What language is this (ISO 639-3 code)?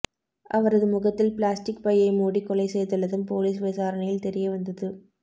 tam